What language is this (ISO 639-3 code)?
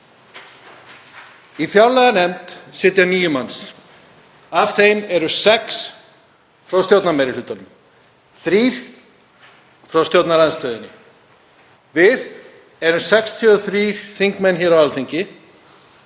isl